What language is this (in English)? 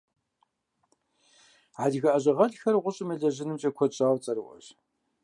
Kabardian